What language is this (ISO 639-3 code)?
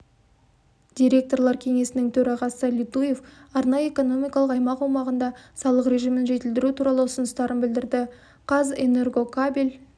kaz